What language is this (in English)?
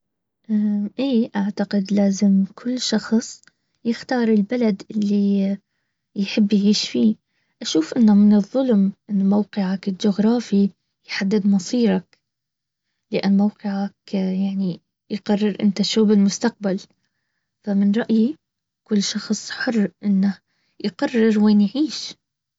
Baharna Arabic